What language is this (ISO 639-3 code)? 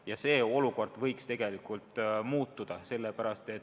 est